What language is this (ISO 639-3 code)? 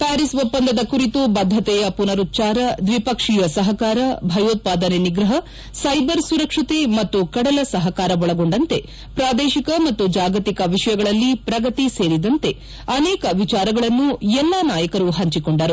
kan